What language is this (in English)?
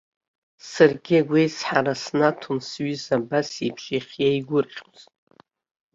Abkhazian